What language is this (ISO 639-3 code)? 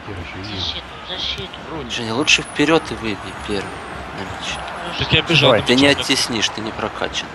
rus